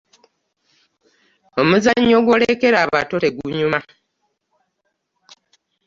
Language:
Ganda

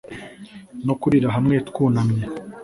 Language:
Kinyarwanda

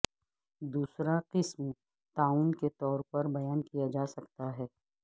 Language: Urdu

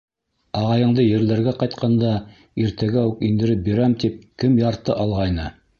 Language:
Bashkir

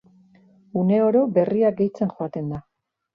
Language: Basque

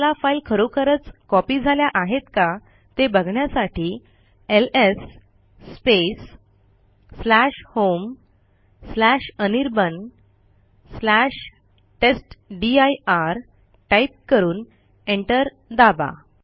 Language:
Marathi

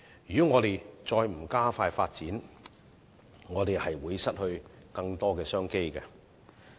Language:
Cantonese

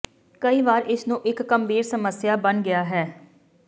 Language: Punjabi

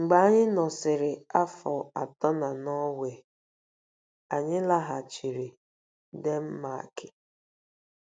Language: Igbo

